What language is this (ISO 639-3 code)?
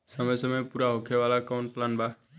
bho